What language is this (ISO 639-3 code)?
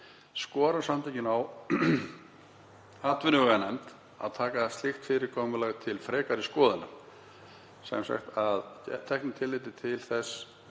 isl